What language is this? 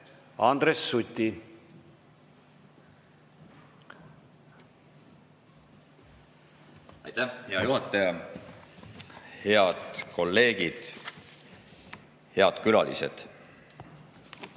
Estonian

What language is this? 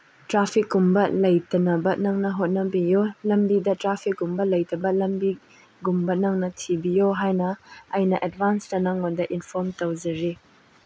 Manipuri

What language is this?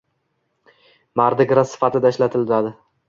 Uzbek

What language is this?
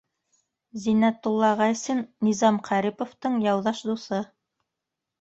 Bashkir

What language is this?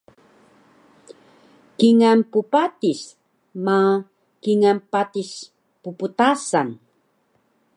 Taroko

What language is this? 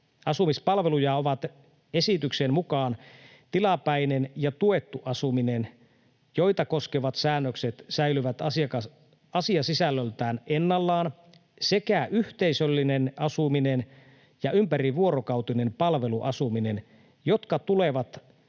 Finnish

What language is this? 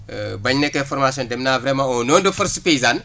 Wolof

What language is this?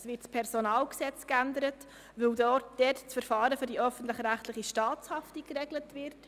Swiss German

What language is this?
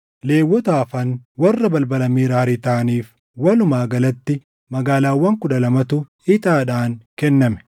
Oromo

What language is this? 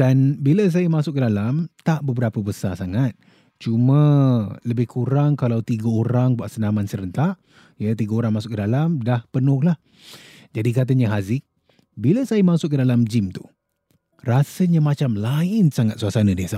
Malay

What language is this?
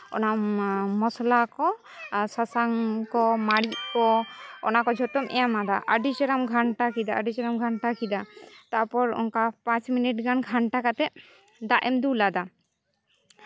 Santali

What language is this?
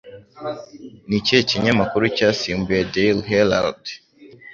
Kinyarwanda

